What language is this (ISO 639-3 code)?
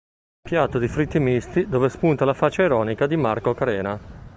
ita